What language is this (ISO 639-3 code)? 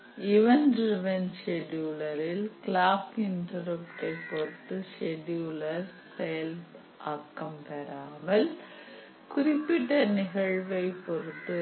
tam